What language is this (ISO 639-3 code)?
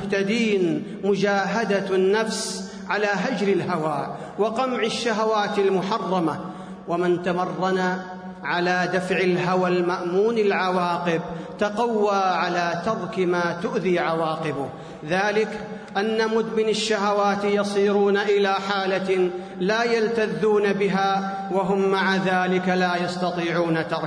ara